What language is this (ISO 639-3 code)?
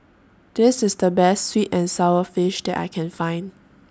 eng